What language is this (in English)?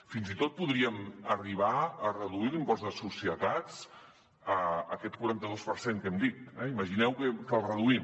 Catalan